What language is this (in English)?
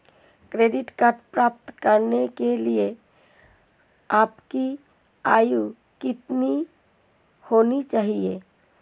Hindi